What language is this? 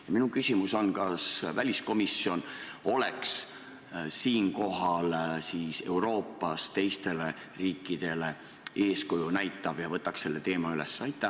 Estonian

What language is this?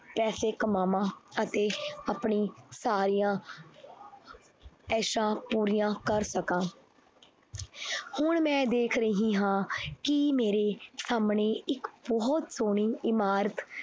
Punjabi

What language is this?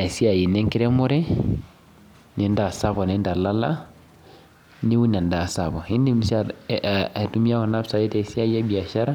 Masai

